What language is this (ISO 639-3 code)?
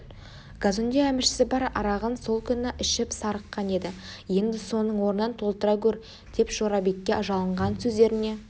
kaz